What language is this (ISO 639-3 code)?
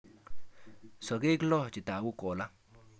kln